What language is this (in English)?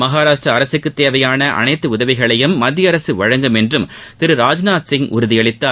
Tamil